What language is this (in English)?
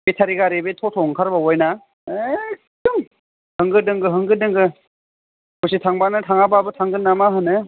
Bodo